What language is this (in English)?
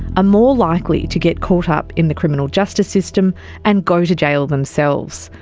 English